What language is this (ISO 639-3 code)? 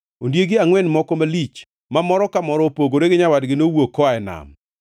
luo